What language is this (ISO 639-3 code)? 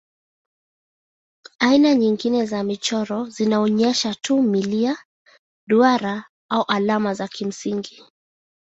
swa